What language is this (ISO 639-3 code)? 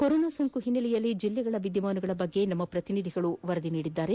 kan